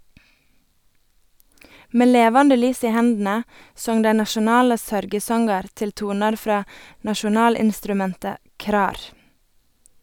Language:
Norwegian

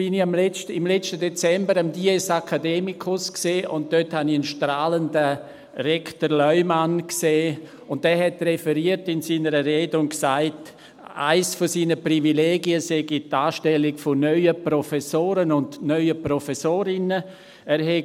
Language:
Swiss German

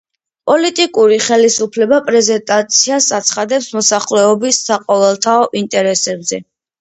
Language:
Georgian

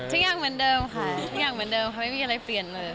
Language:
Thai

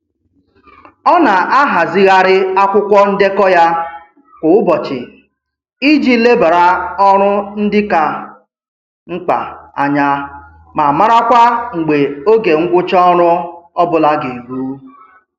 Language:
Igbo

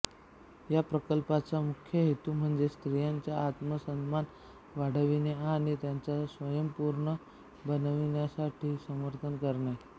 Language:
Marathi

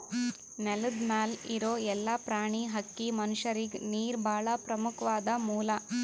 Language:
Kannada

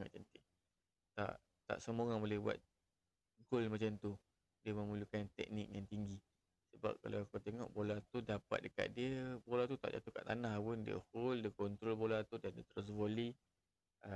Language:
Malay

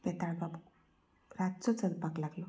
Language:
Konkani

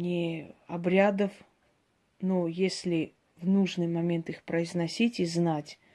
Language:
Russian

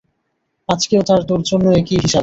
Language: Bangla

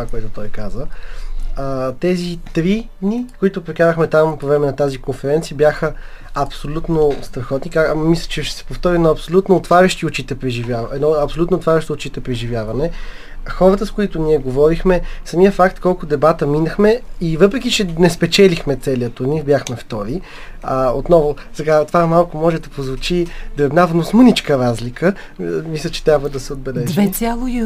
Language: Bulgarian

